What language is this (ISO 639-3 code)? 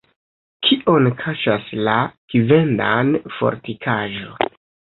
epo